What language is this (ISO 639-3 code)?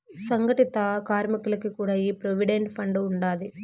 tel